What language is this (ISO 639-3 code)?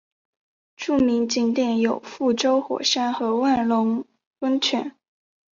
zho